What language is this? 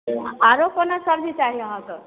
Maithili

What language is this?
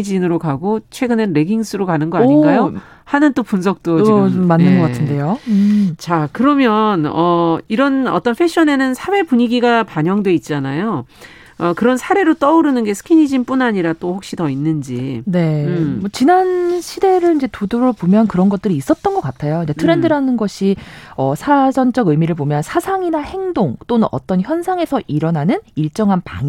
Korean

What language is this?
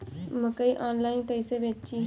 Bhojpuri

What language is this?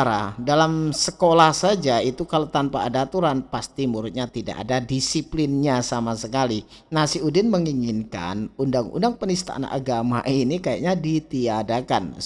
Indonesian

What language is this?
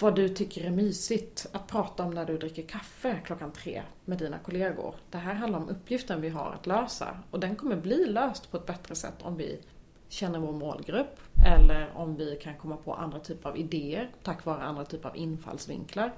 Swedish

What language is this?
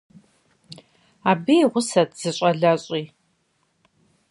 Kabardian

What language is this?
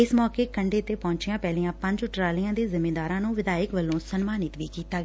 Punjabi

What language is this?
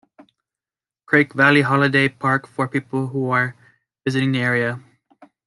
English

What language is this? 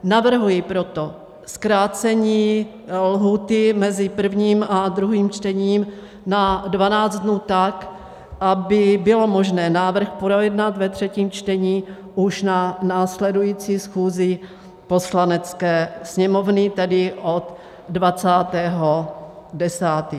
Czech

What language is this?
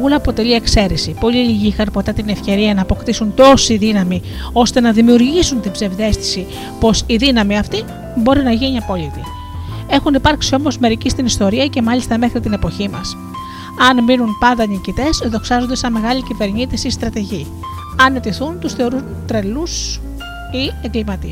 Greek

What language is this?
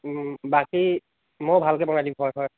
Assamese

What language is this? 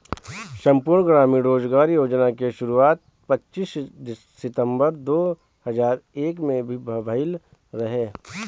Bhojpuri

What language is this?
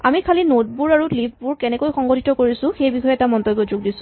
Assamese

